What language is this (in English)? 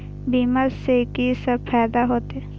Maithili